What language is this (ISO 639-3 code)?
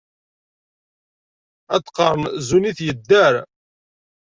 kab